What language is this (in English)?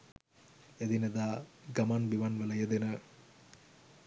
Sinhala